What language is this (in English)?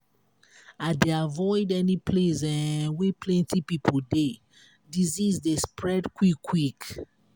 Nigerian Pidgin